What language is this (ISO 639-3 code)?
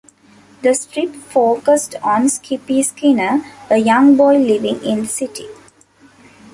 eng